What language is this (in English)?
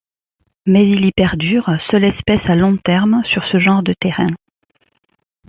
French